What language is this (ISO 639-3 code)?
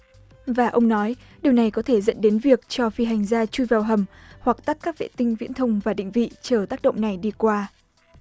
vie